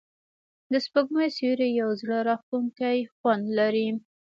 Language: Pashto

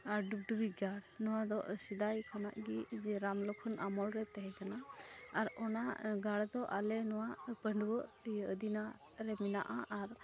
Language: Santali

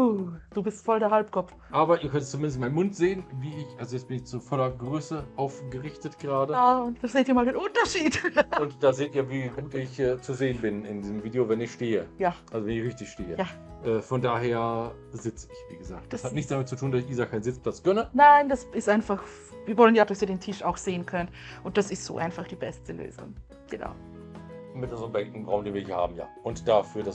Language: German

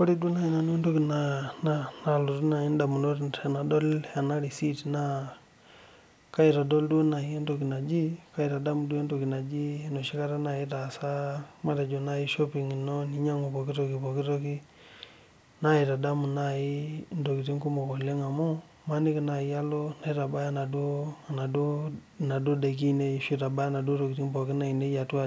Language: Masai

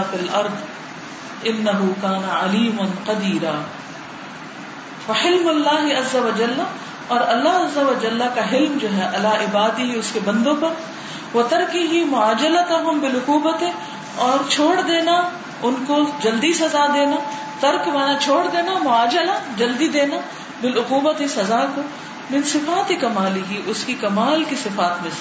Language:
Urdu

